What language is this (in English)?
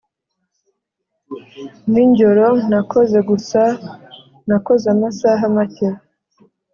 Kinyarwanda